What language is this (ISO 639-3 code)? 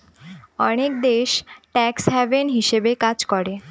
ben